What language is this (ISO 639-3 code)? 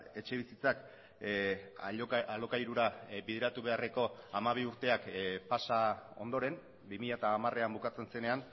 eus